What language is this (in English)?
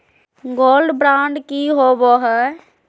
Magahi